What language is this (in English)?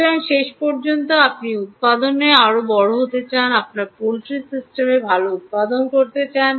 Bangla